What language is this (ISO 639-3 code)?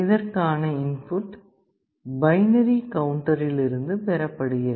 tam